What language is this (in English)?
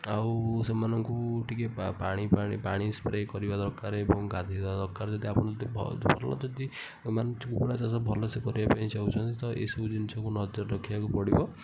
Odia